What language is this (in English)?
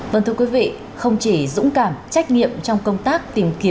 Vietnamese